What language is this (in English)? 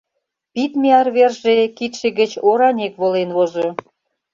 Mari